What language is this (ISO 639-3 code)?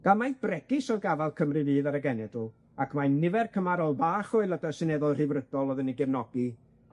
cym